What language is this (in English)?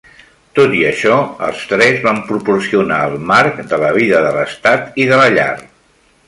Catalan